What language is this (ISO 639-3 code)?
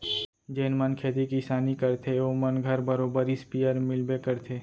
hne